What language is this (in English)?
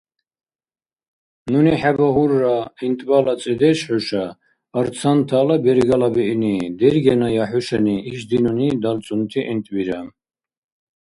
Dargwa